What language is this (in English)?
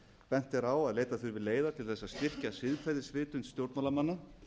Icelandic